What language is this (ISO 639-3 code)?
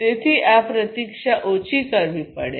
guj